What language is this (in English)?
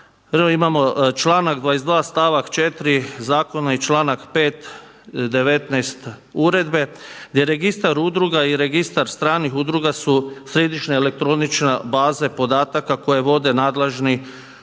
Croatian